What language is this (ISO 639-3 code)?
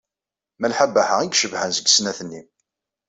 kab